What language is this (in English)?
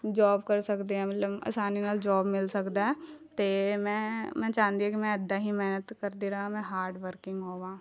Punjabi